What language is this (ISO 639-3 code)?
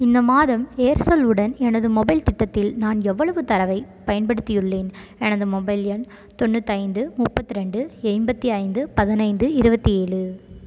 tam